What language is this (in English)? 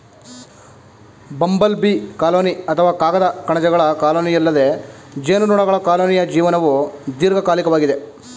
Kannada